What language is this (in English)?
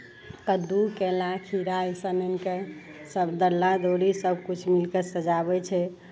Maithili